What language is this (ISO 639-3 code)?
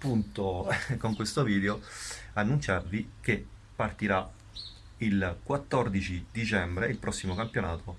ita